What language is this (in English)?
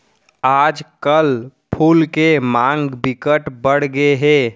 Chhattisgarhi